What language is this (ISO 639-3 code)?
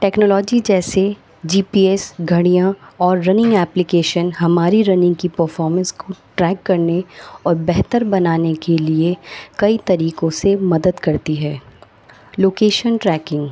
urd